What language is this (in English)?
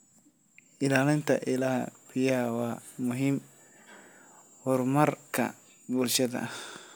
Somali